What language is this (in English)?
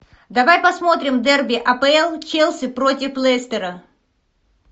Russian